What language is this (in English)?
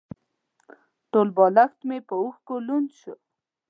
Pashto